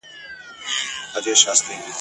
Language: Pashto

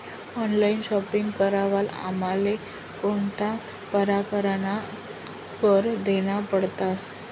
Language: Marathi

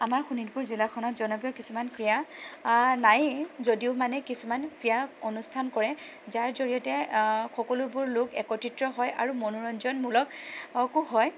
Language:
Assamese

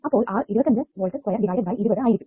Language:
Malayalam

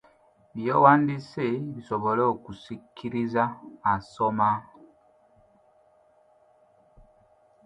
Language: Ganda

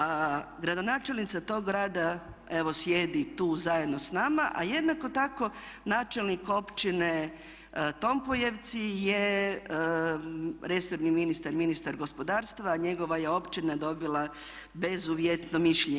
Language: Croatian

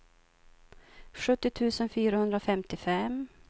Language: Swedish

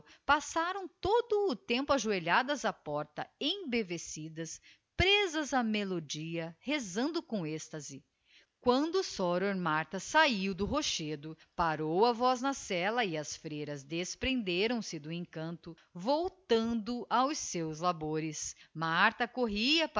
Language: Portuguese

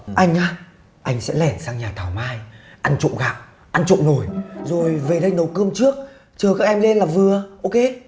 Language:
Vietnamese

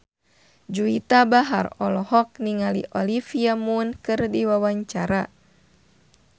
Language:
Sundanese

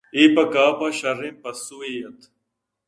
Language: Eastern Balochi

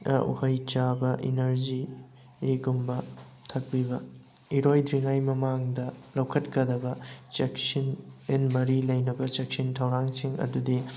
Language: Manipuri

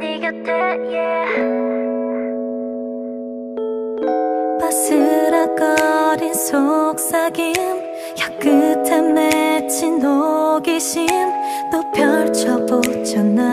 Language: Korean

